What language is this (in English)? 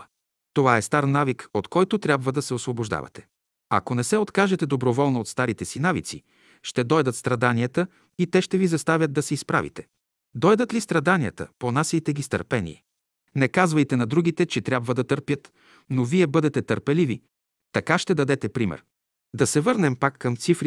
Bulgarian